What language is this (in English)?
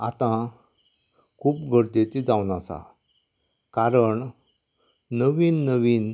Konkani